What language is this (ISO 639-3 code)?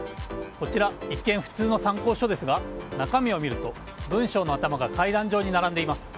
jpn